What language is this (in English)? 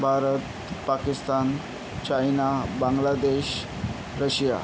Marathi